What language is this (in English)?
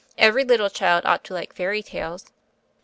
English